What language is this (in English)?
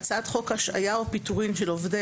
Hebrew